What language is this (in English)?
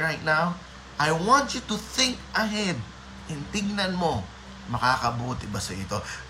Filipino